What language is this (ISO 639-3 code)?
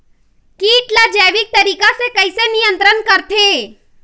hne